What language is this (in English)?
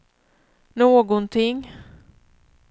Swedish